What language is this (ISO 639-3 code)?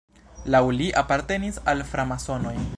epo